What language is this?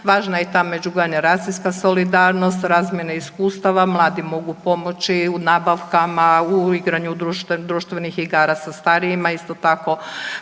Croatian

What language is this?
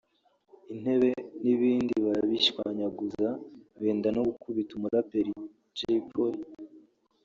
Kinyarwanda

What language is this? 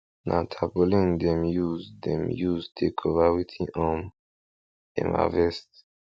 Nigerian Pidgin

